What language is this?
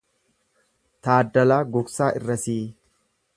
Oromo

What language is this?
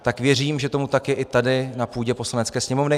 Czech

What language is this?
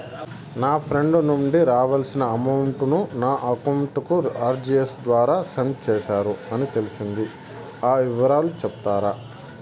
Telugu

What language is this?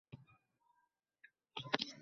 Uzbek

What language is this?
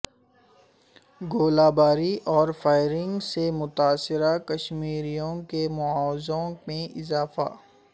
Urdu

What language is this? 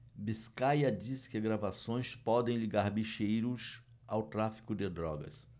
Portuguese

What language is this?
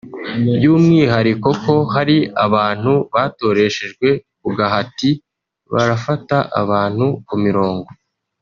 Kinyarwanda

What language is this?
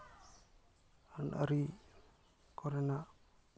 Santali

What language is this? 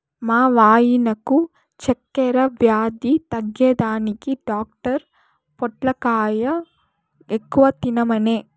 Telugu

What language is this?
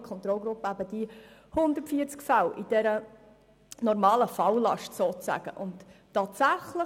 Swiss German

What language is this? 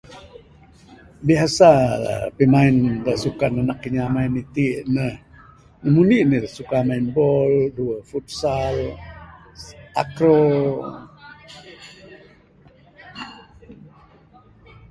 Bukar-Sadung Bidayuh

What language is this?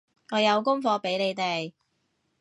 Cantonese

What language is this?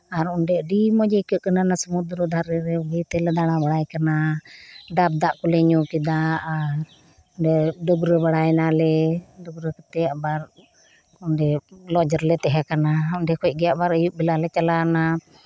Santali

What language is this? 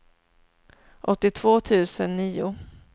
Swedish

